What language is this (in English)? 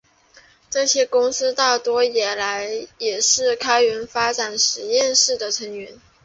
Chinese